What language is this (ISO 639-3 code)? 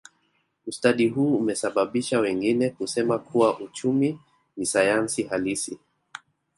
swa